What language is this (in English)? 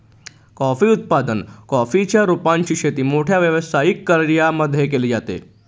Marathi